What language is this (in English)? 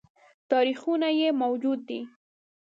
Pashto